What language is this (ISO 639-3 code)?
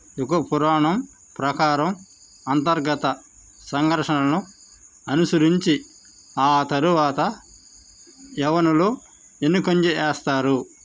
tel